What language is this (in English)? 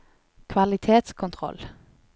Norwegian